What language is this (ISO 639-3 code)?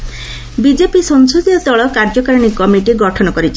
ori